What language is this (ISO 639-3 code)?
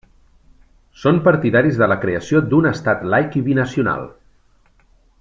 cat